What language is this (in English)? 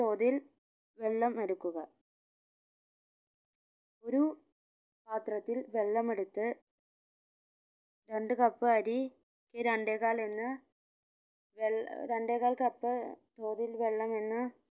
Malayalam